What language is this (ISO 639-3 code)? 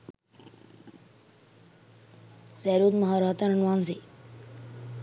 sin